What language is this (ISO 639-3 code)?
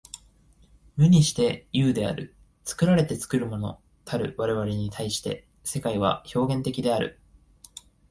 jpn